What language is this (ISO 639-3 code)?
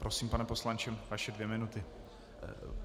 ces